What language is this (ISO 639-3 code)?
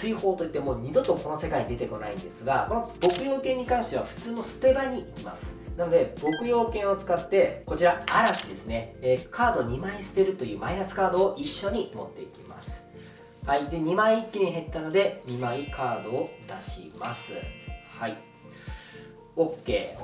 jpn